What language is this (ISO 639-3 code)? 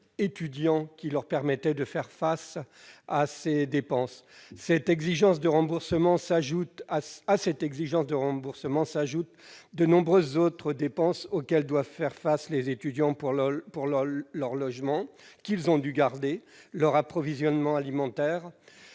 fra